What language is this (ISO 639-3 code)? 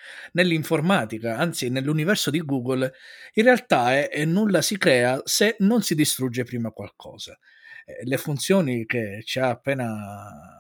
ita